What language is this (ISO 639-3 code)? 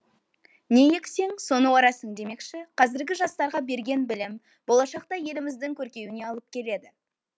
kaz